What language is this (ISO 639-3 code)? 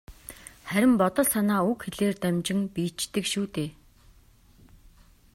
mon